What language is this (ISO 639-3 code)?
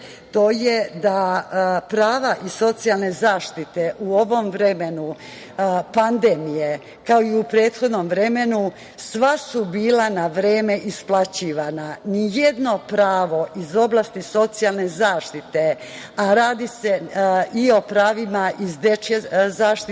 srp